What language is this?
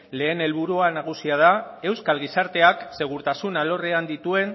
Basque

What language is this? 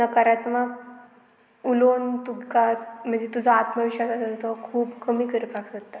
Konkani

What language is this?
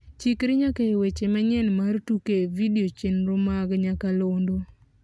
Luo (Kenya and Tanzania)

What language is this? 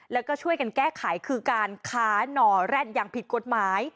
Thai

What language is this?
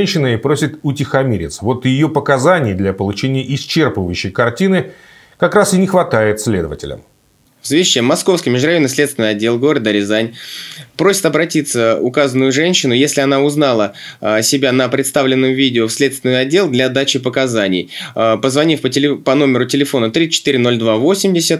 Russian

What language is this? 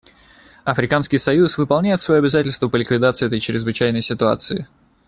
Russian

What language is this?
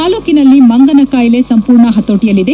Kannada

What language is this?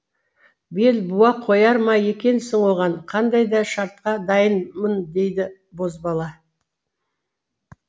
Kazakh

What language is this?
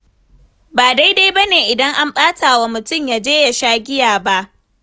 Hausa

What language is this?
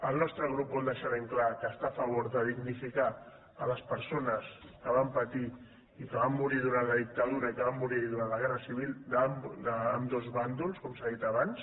Catalan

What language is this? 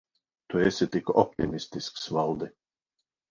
Latvian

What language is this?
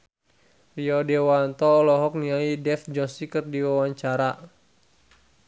Sundanese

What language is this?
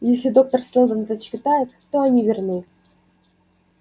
Russian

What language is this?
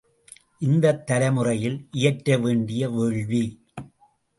Tamil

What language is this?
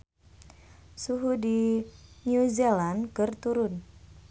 Sundanese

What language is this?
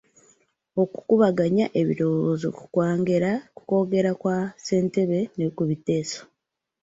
Ganda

